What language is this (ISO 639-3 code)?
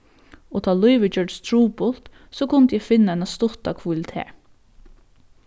fao